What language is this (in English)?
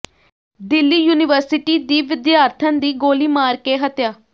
Punjabi